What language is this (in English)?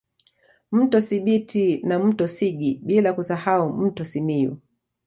Swahili